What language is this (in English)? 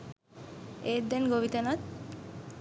Sinhala